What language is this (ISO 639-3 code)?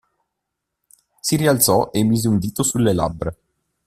ita